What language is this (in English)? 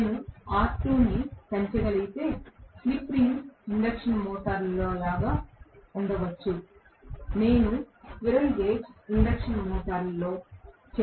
Telugu